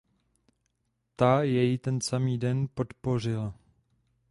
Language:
Czech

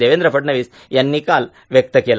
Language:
Marathi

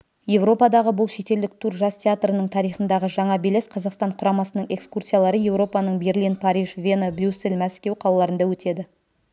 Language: Kazakh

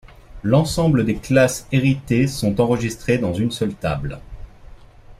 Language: French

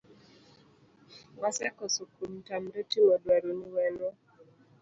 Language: Luo (Kenya and Tanzania)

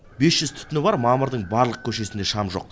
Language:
Kazakh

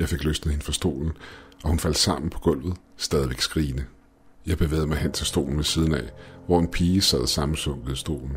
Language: Danish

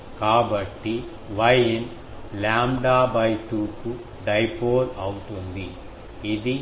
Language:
Telugu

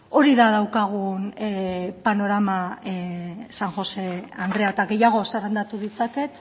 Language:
Basque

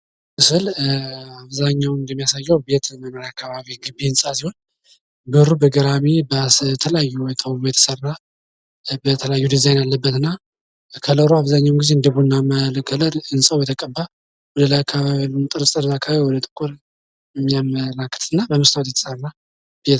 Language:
Amharic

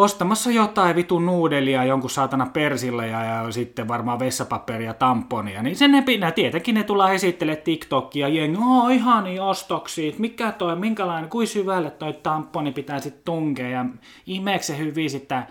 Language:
Finnish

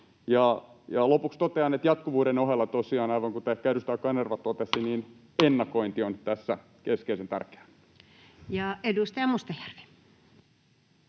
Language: Finnish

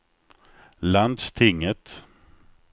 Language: Swedish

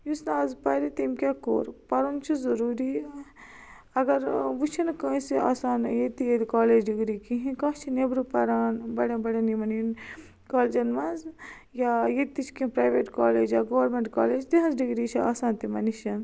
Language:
Kashmiri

